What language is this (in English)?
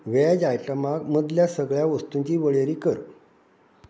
Konkani